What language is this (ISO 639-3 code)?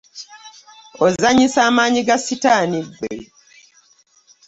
lug